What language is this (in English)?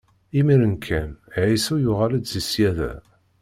Kabyle